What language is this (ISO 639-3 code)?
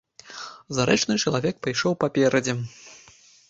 bel